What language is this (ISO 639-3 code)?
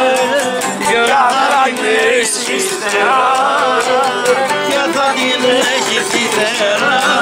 ron